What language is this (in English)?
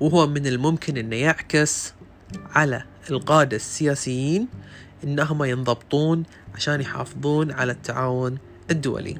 Arabic